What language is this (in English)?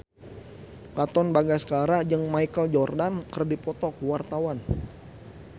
Sundanese